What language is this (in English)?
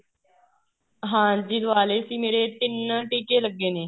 Punjabi